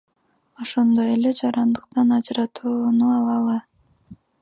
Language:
Kyrgyz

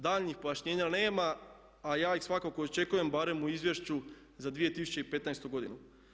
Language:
Croatian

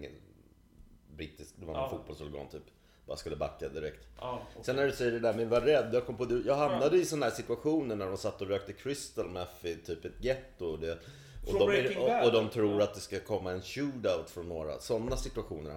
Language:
Swedish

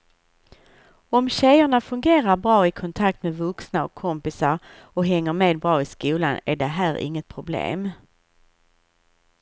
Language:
Swedish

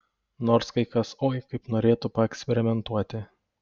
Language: Lithuanian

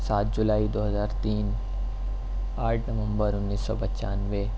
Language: Urdu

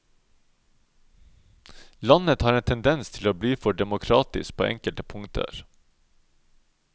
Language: Norwegian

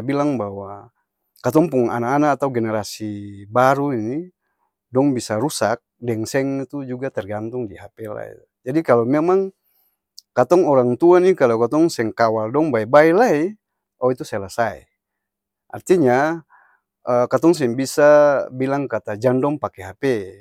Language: Ambonese Malay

